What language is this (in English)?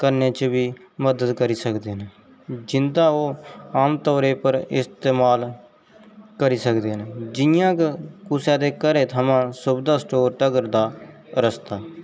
Dogri